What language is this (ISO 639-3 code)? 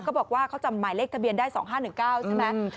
tha